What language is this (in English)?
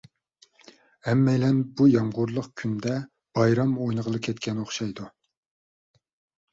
Uyghur